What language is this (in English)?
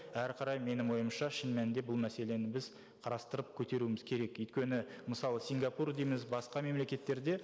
Kazakh